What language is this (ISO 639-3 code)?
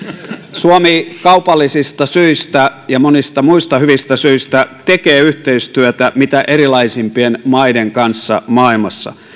fin